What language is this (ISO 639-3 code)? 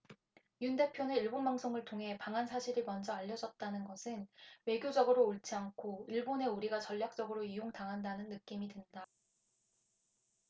kor